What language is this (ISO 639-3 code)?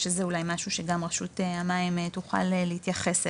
heb